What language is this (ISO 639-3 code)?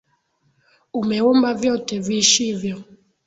swa